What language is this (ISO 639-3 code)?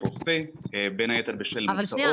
heb